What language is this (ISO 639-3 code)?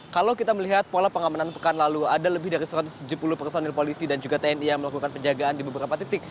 ind